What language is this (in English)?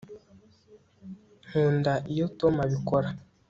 Kinyarwanda